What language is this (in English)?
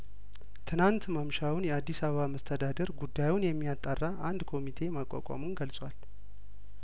Amharic